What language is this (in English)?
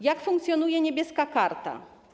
Polish